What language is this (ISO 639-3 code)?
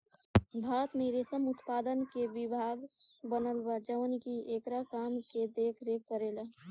bho